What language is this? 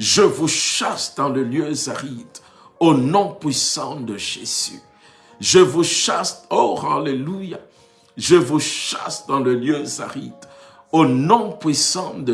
French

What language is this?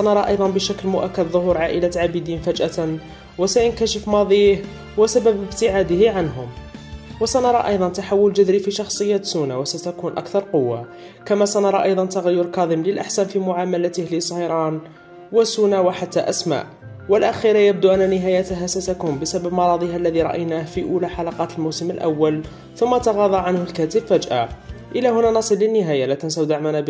Arabic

